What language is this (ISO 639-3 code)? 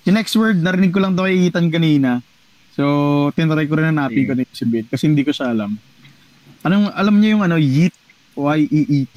fil